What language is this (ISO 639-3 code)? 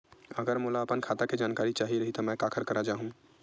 hne